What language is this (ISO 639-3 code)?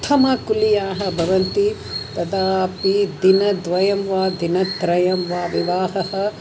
san